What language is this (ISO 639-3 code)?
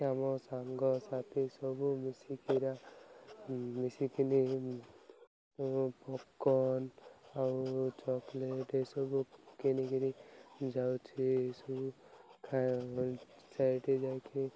ori